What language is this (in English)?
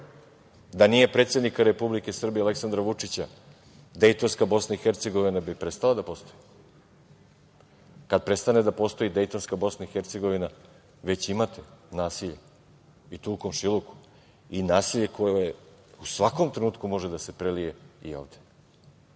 Serbian